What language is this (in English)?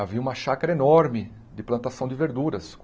Portuguese